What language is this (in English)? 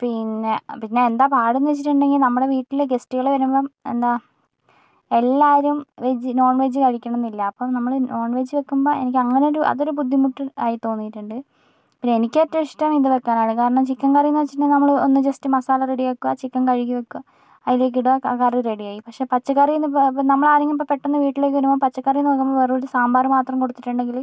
Malayalam